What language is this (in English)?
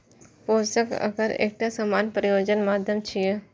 Maithili